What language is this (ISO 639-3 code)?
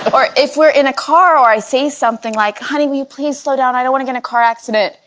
eng